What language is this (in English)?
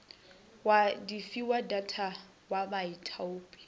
Northern Sotho